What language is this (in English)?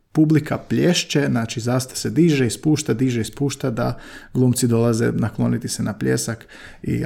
Croatian